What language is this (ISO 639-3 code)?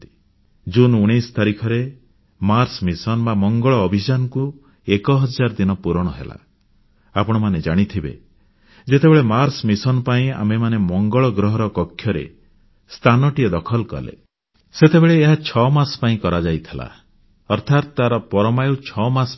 ori